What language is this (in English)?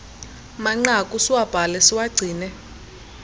Xhosa